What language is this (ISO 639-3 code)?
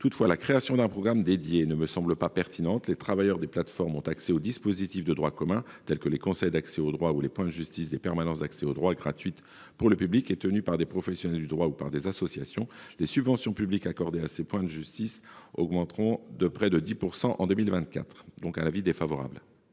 fra